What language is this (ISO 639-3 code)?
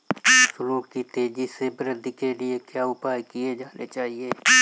hin